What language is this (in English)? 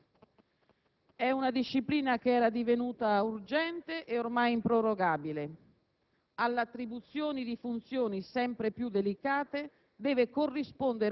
Italian